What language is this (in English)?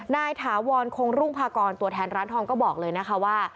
Thai